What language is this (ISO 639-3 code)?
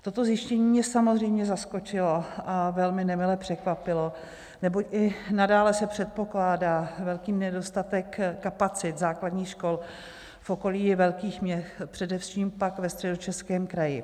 ces